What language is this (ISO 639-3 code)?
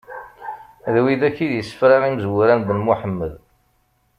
kab